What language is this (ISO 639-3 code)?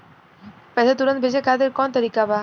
bho